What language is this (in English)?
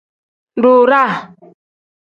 Tem